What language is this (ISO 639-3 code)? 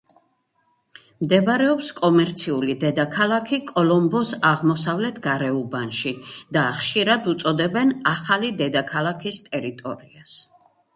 kat